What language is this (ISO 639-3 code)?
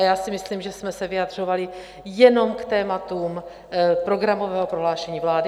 ces